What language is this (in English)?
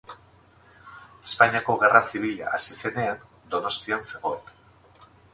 Basque